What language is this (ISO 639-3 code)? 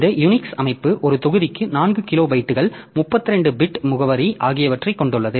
tam